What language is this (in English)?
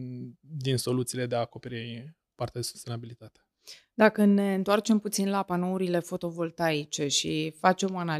Romanian